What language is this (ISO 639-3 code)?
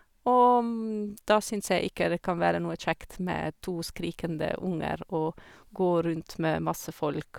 nor